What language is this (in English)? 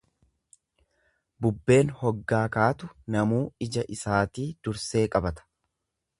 Oromo